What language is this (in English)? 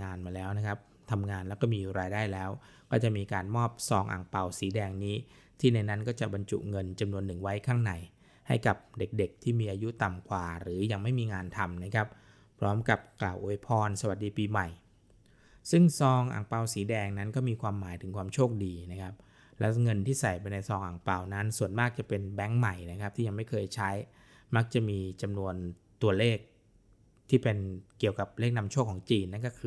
Thai